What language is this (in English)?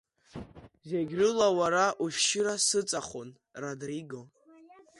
Abkhazian